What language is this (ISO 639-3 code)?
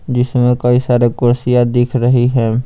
hin